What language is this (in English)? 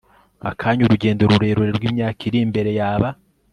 Kinyarwanda